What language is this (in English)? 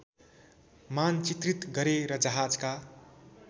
Nepali